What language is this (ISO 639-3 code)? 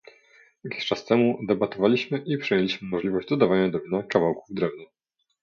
pol